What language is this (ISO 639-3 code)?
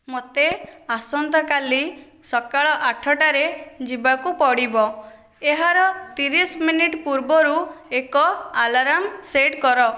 ori